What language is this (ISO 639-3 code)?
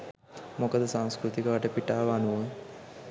sin